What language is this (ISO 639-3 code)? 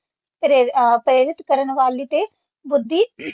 pan